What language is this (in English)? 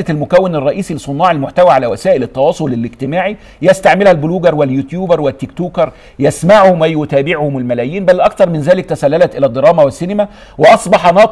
Arabic